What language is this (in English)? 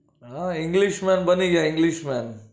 Gujarati